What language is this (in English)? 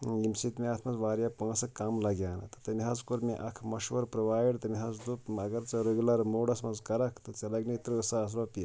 Kashmiri